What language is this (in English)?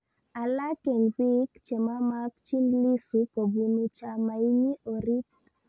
Kalenjin